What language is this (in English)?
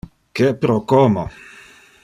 Interlingua